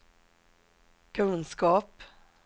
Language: Swedish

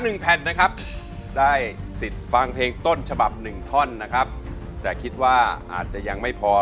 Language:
Thai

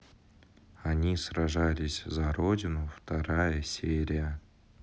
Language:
Russian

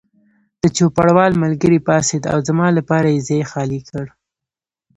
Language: Pashto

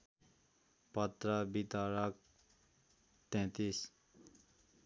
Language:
Nepali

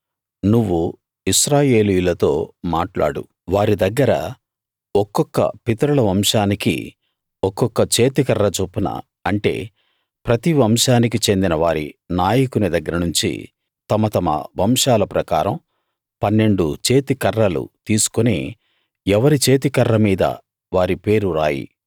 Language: Telugu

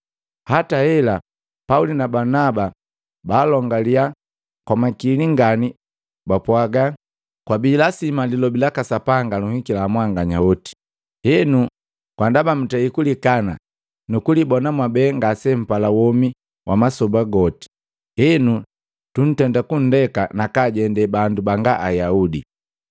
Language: Matengo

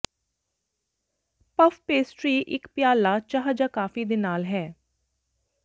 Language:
Punjabi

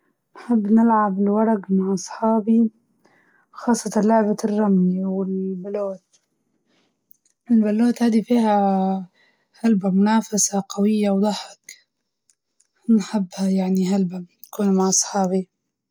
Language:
Libyan Arabic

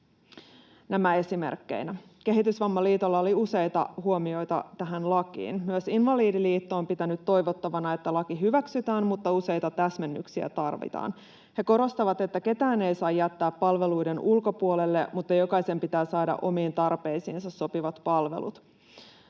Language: Finnish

